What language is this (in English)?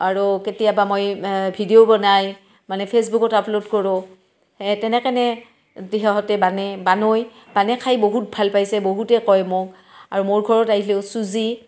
Assamese